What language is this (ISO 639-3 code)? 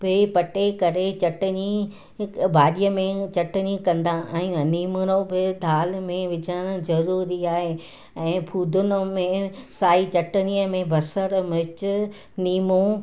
snd